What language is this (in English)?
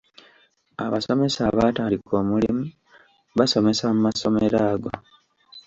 Ganda